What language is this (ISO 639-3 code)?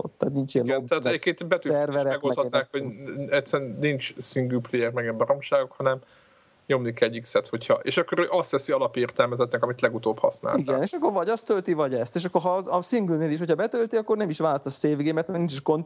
hun